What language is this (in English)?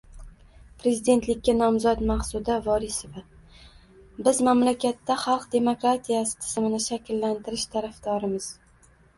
Uzbek